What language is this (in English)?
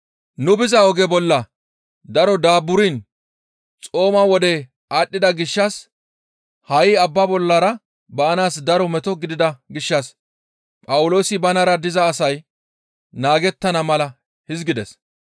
Gamo